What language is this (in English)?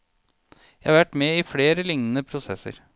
Norwegian